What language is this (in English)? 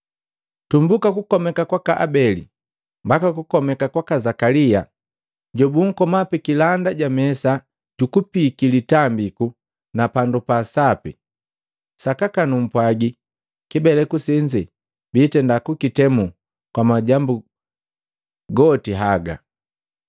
Matengo